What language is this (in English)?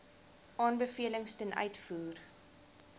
Afrikaans